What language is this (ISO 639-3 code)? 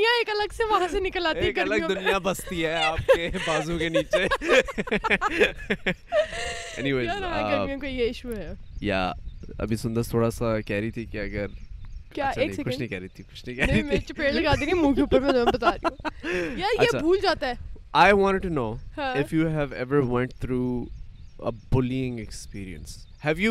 urd